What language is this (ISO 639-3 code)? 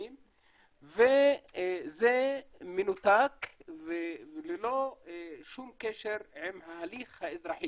heb